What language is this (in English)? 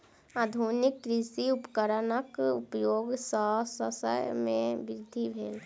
Maithili